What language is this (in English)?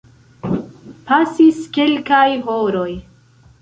Esperanto